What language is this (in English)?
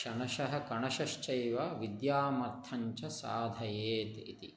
Sanskrit